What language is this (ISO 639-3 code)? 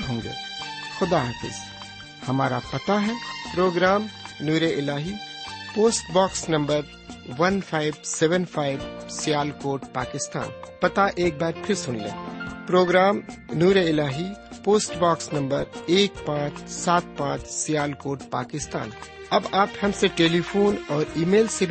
urd